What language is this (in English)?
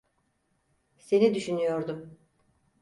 Turkish